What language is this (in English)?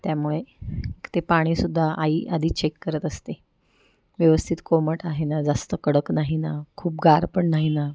Marathi